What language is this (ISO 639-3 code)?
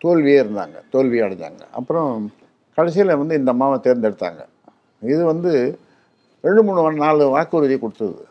tam